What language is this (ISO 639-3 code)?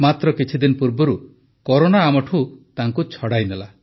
ori